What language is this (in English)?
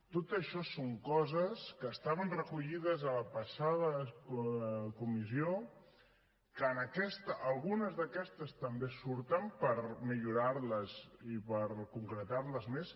Catalan